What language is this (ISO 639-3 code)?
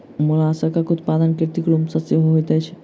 mai